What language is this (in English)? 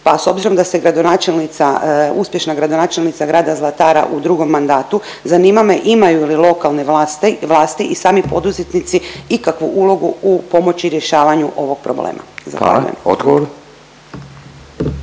Croatian